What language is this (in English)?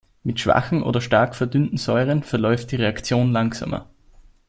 German